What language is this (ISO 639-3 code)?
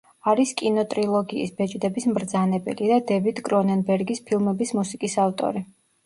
kat